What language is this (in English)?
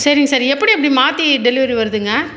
Tamil